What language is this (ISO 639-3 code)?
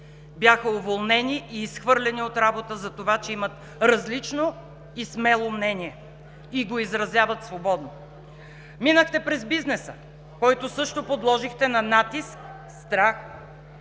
bul